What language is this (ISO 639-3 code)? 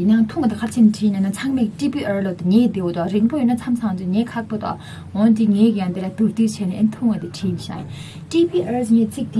kor